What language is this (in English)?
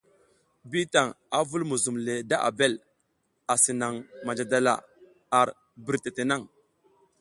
South Giziga